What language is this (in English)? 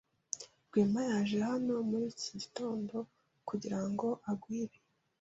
Kinyarwanda